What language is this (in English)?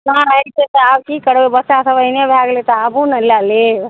Maithili